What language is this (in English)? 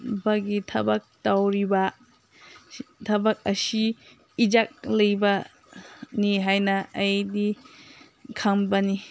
Manipuri